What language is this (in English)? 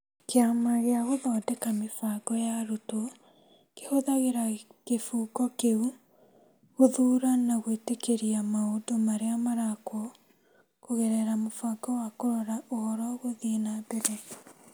Kikuyu